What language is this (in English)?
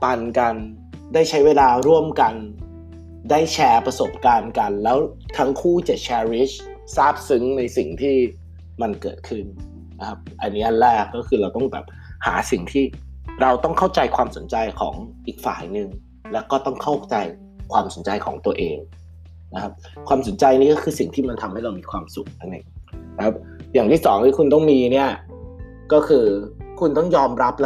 Thai